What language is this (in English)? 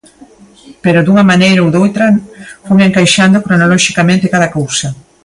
Galician